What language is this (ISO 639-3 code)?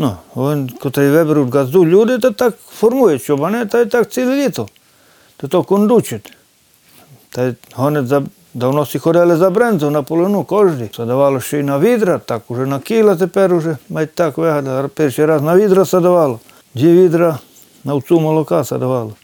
ukr